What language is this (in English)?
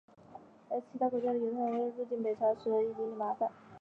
Chinese